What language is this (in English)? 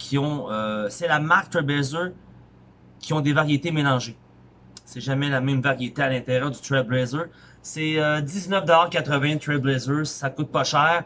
French